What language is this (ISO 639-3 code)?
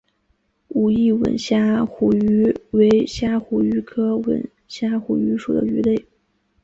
zho